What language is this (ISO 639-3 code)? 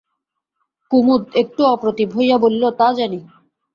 ben